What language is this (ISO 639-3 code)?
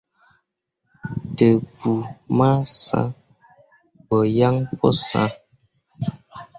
mua